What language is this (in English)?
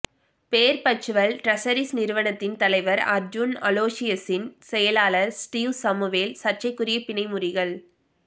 Tamil